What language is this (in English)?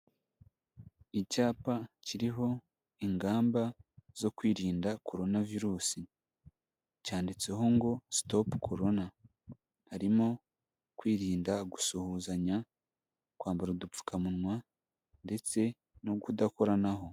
Kinyarwanda